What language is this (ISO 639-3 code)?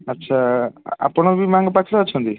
ori